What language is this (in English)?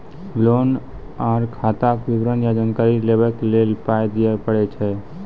Maithili